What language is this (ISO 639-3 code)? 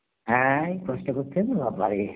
ben